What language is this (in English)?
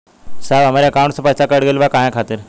Bhojpuri